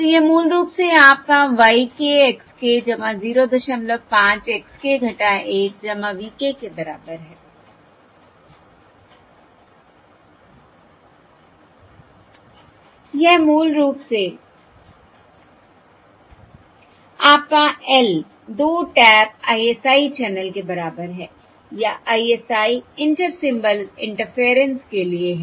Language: Hindi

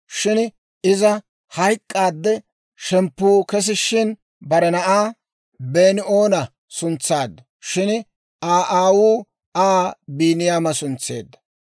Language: Dawro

